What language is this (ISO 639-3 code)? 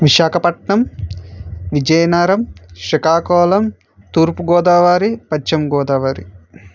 tel